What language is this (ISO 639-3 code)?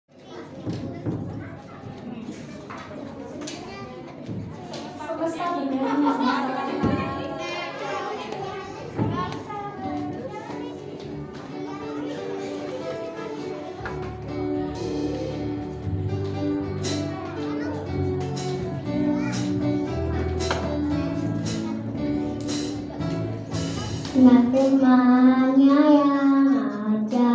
ind